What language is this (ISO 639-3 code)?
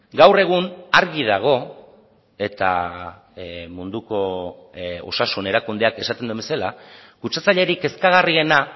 eus